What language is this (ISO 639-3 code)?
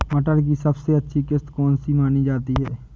hin